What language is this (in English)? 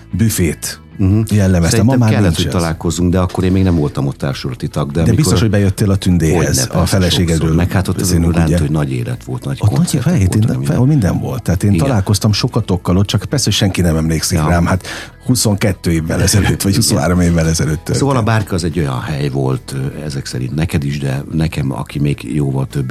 Hungarian